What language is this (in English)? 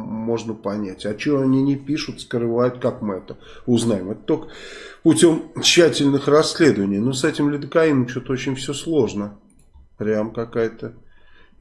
Russian